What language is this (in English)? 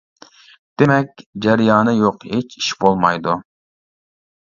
Uyghur